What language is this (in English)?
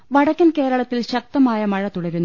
Malayalam